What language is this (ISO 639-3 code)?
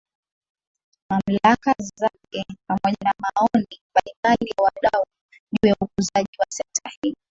swa